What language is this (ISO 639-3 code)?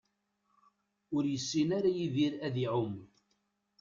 kab